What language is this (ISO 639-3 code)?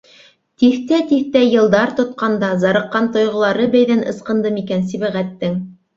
bak